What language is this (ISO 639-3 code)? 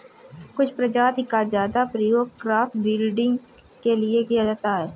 hin